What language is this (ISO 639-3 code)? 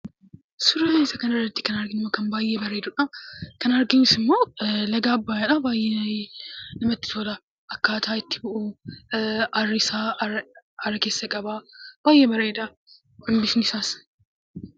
orm